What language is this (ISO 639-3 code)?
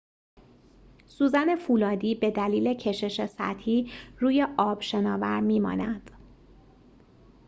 fas